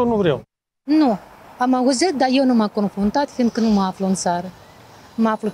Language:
Romanian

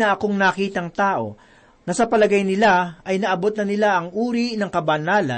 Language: Filipino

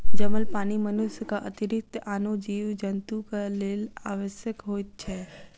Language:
Maithili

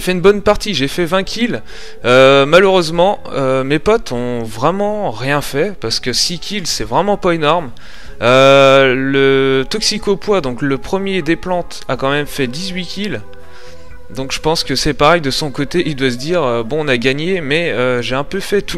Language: French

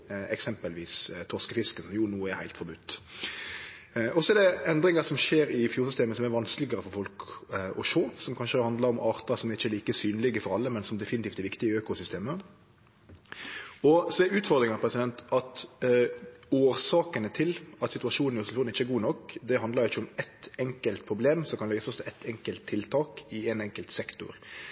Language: Norwegian Nynorsk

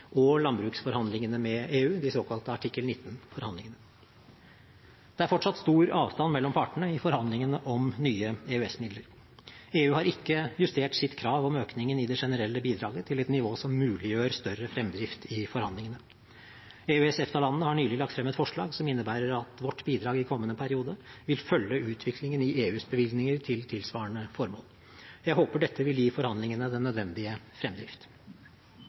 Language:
Norwegian Bokmål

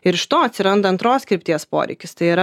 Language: Lithuanian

